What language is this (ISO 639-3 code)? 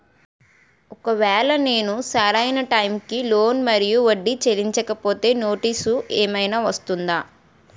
tel